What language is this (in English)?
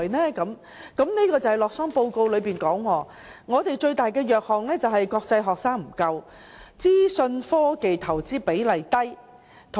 Cantonese